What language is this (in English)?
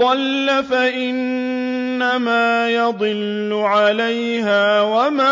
Arabic